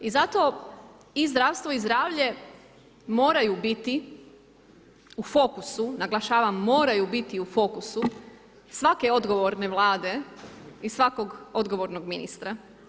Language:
Croatian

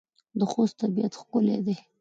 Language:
Pashto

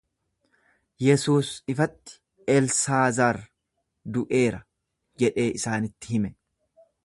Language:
Oromo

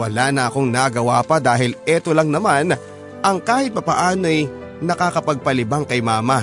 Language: Filipino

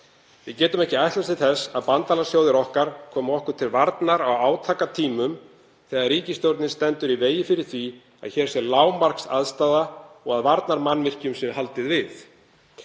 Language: Icelandic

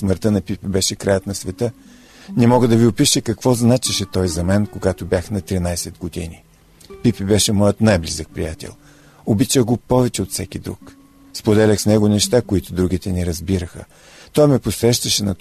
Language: Bulgarian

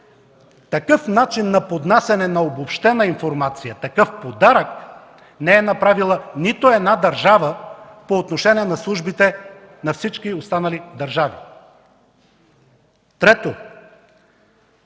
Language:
Bulgarian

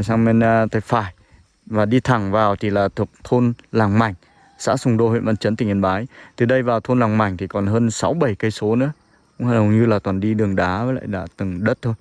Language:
Vietnamese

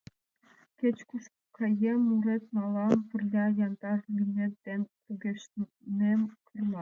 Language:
Mari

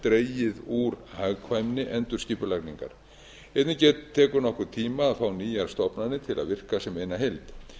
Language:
Icelandic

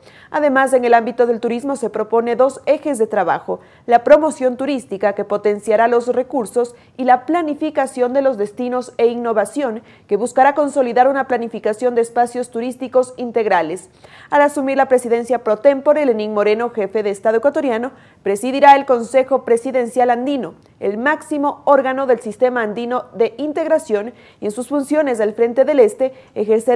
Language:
Spanish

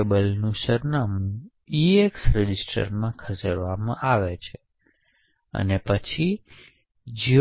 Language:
Gujarati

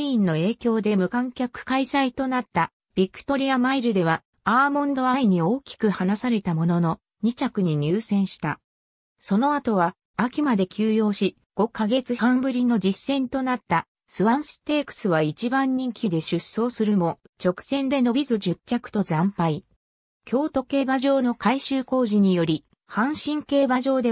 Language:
Japanese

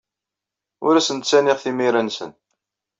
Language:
Kabyle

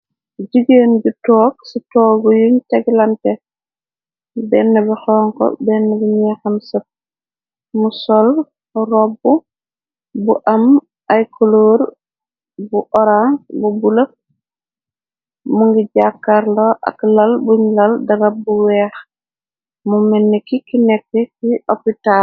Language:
Wolof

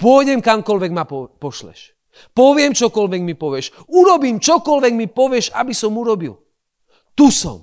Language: Slovak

